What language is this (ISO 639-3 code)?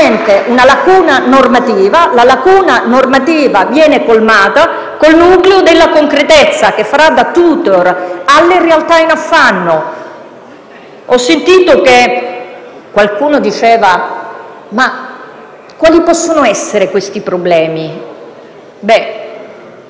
ita